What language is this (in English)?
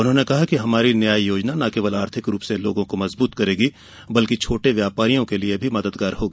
Hindi